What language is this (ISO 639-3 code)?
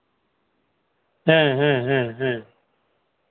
sat